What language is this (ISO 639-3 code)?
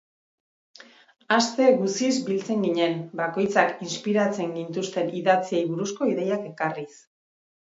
eus